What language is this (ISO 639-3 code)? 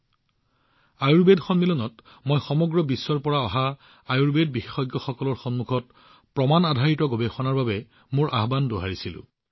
asm